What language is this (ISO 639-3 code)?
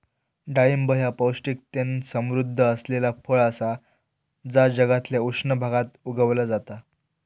mar